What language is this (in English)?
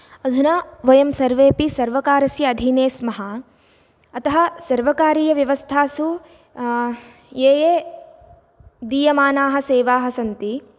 Sanskrit